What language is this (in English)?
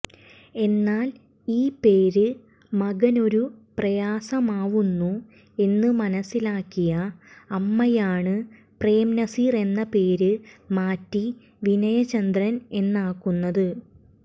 Malayalam